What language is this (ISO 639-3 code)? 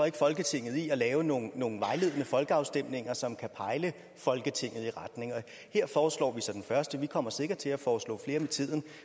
dan